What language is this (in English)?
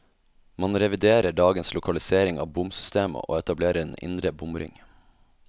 Norwegian